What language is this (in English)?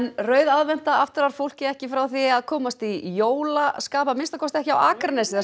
Icelandic